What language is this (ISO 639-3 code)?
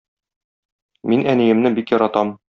tat